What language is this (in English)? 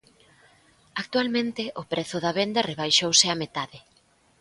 Galician